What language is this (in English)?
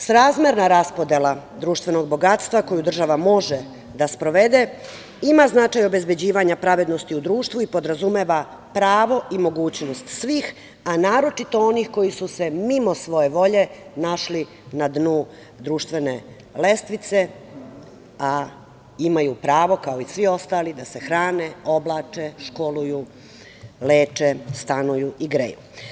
Serbian